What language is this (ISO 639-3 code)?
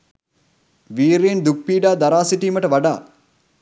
sin